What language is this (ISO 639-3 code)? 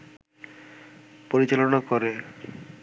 ben